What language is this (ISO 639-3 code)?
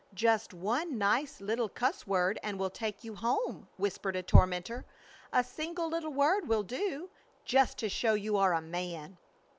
eng